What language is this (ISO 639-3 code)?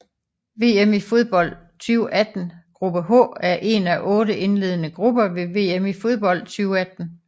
dan